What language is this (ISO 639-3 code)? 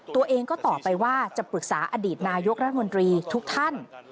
tha